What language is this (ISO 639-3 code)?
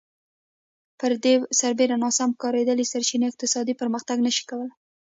pus